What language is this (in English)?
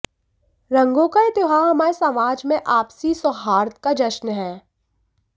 Hindi